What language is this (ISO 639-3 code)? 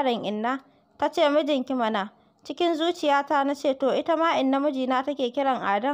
ara